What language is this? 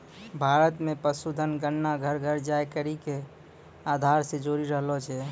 Maithili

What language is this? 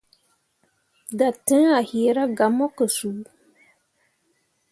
Mundang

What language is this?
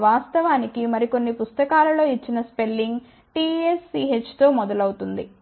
Telugu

